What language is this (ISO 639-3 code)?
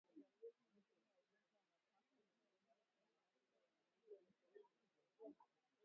swa